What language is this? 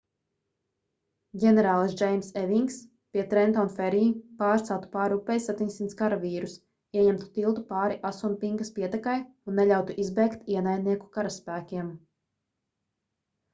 Latvian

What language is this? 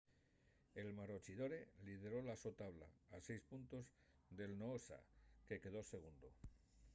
Asturian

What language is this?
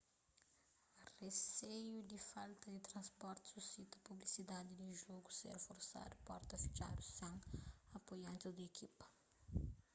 Kabuverdianu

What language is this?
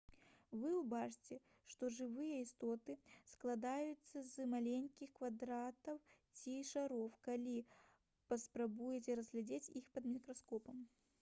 Belarusian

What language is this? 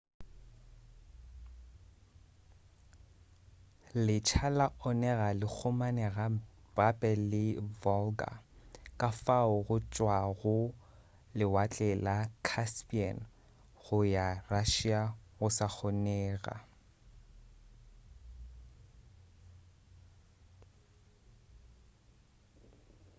Northern Sotho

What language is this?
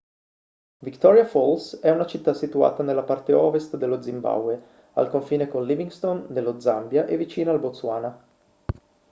Italian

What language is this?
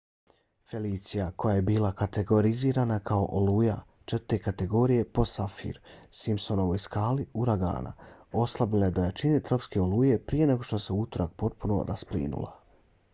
Bosnian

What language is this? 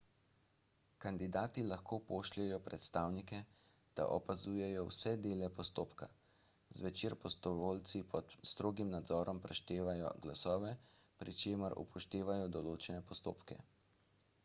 Slovenian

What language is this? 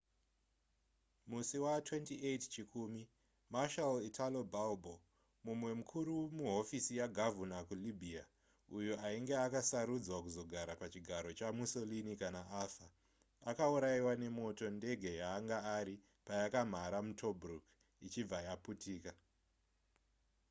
Shona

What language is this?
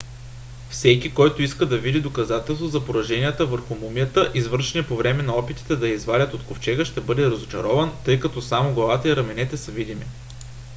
Bulgarian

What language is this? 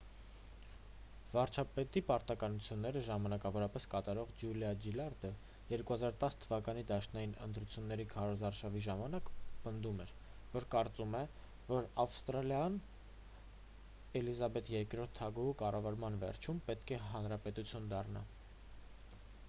Armenian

